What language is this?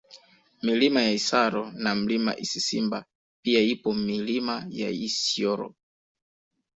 Swahili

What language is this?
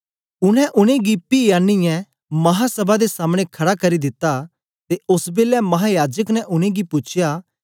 Dogri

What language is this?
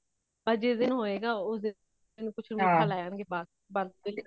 Punjabi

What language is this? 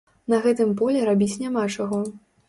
Belarusian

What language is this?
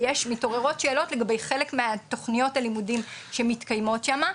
Hebrew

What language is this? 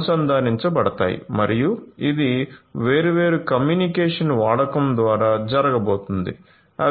Telugu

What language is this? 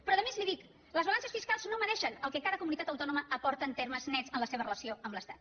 Catalan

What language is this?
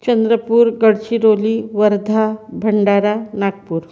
Marathi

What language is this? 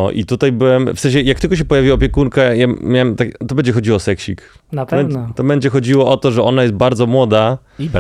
Polish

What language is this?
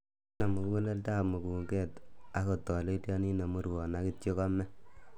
Kalenjin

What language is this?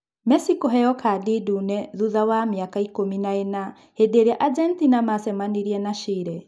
Kikuyu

